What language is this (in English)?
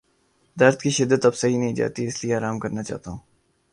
Urdu